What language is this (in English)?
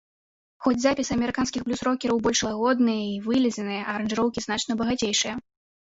Belarusian